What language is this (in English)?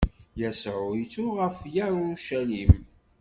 Kabyle